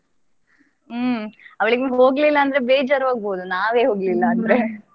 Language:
Kannada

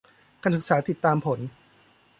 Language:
Thai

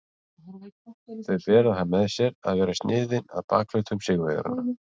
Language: Icelandic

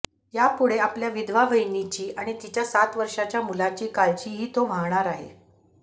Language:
Marathi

